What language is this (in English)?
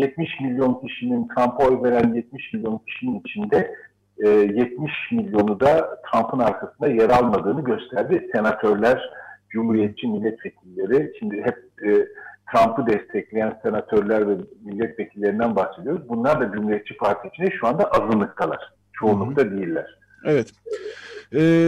Turkish